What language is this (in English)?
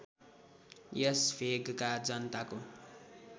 Nepali